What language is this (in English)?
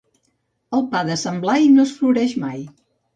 Catalan